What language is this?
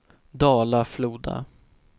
Swedish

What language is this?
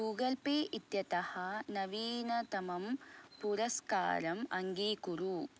Sanskrit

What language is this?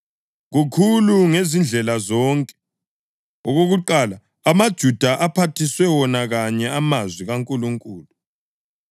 North Ndebele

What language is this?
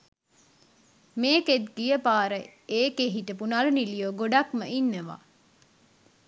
Sinhala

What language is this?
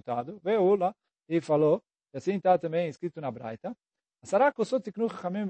Portuguese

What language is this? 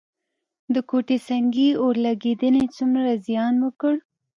Pashto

